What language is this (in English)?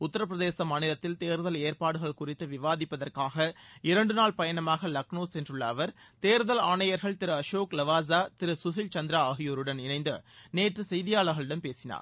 Tamil